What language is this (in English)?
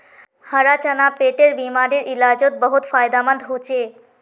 Magahi